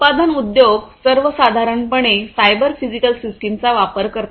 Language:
Marathi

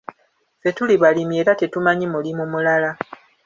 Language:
Ganda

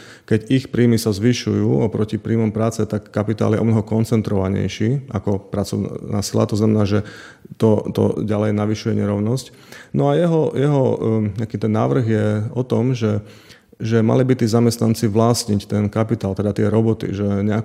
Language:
Slovak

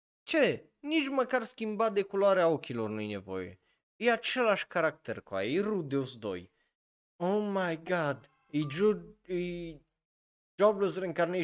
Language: Romanian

